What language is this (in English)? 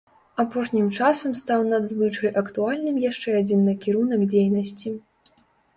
Belarusian